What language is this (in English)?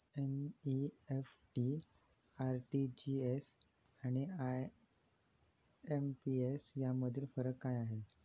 Marathi